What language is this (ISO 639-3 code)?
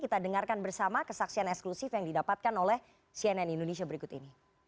ind